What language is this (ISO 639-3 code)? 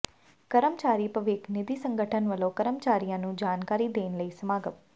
pan